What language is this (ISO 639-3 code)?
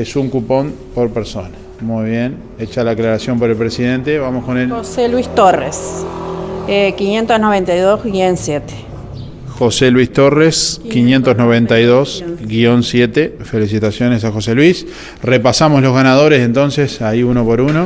spa